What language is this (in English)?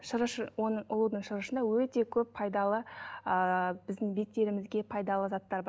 Kazakh